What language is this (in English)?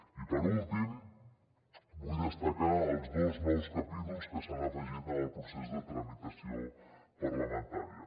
Catalan